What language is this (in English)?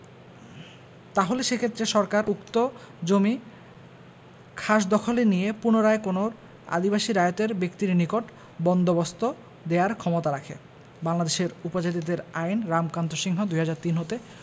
Bangla